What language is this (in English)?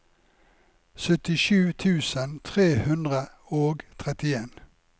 Norwegian